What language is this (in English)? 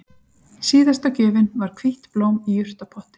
Icelandic